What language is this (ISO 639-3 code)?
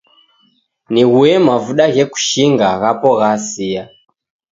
dav